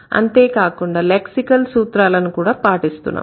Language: Telugu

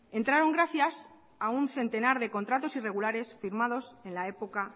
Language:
Spanish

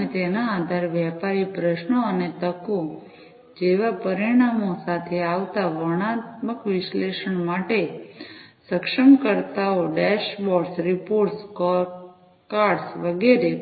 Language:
Gujarati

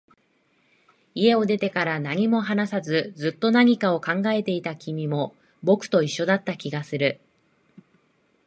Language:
Japanese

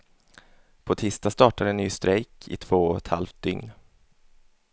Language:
Swedish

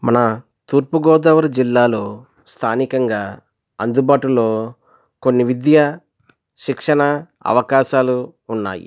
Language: Telugu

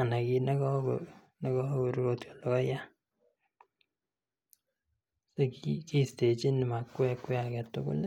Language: Kalenjin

